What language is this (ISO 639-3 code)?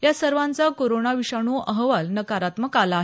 mar